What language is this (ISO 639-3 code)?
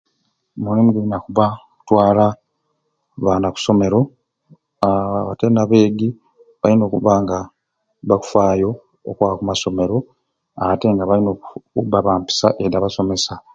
ruc